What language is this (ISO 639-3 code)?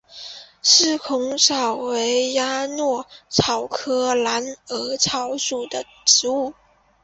zho